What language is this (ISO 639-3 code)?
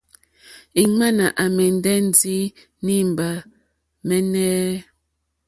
bri